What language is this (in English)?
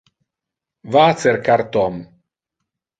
Interlingua